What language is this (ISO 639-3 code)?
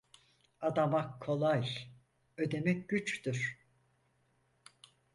tur